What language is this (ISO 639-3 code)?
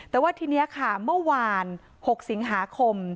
tha